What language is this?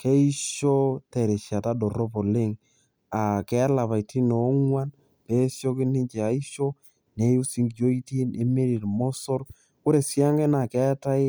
Masai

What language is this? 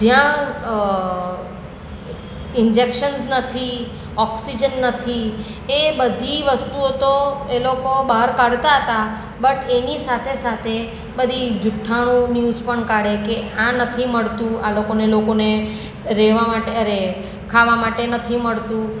Gujarati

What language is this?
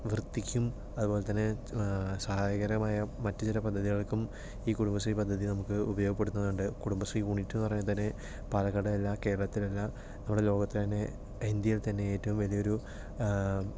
Malayalam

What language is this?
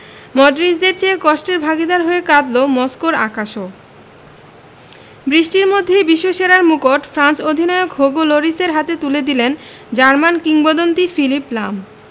Bangla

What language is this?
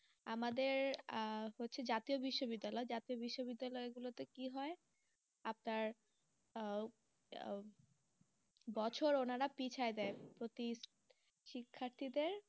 Bangla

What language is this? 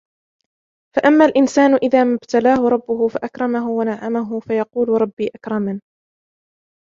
Arabic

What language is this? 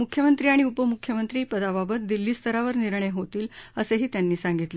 Marathi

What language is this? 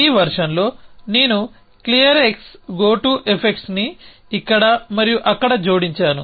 Telugu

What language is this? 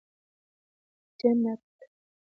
Pashto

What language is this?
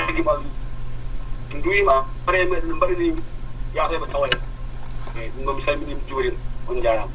Arabic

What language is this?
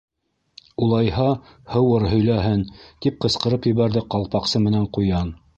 Bashkir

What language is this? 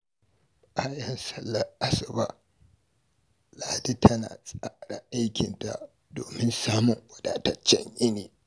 Hausa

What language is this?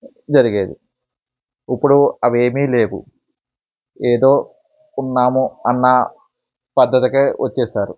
Telugu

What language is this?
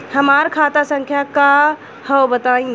Bhojpuri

